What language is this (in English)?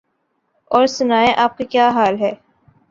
Urdu